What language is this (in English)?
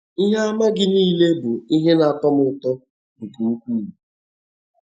Igbo